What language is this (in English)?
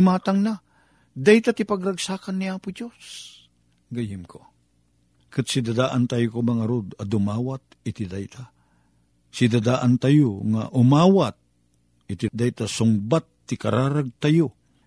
Filipino